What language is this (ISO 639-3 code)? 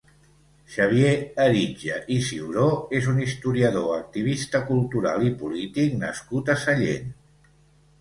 cat